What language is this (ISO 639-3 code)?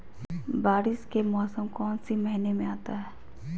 mag